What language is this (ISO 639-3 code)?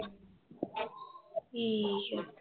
pan